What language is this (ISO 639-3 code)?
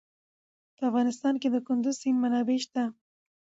pus